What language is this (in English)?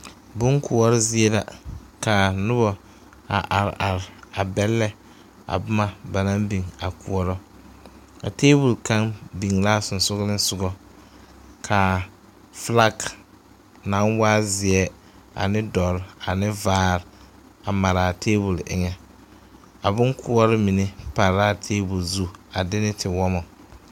Southern Dagaare